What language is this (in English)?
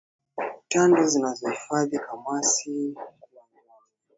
Swahili